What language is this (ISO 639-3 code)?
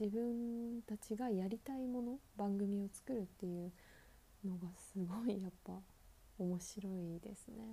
jpn